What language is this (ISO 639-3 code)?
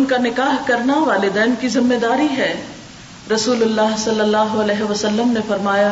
urd